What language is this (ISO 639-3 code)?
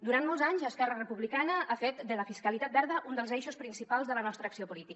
cat